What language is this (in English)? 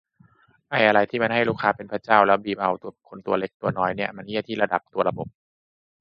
Thai